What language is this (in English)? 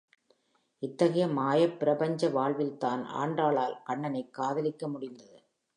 Tamil